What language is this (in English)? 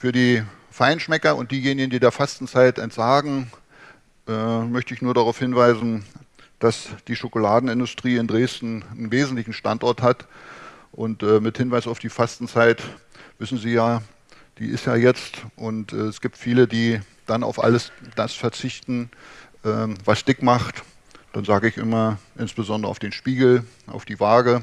German